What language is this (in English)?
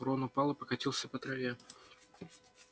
Russian